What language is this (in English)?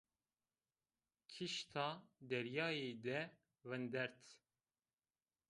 Zaza